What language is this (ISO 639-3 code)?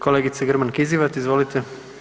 hrv